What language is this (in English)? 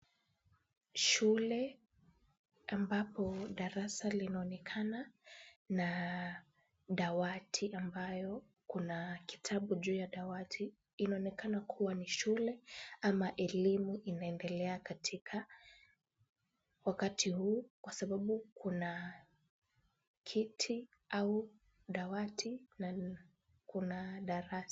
Swahili